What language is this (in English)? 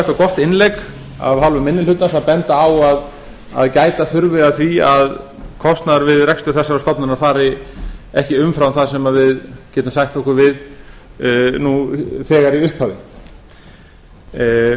Icelandic